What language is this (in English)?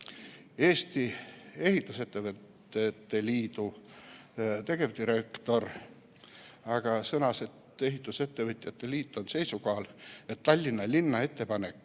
Estonian